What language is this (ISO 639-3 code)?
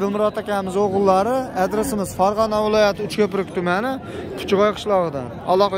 tur